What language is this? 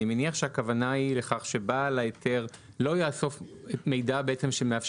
Hebrew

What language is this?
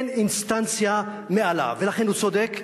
Hebrew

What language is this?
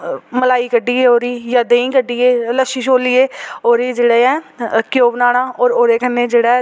Dogri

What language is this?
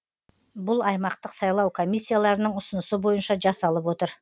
Kazakh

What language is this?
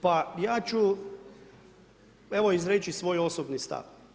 Croatian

